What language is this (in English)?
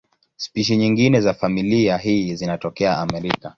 Swahili